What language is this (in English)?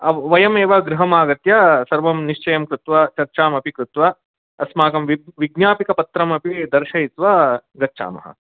Sanskrit